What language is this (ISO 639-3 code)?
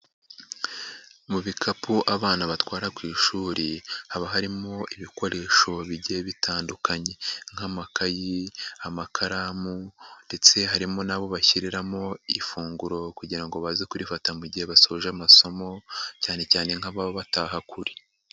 kin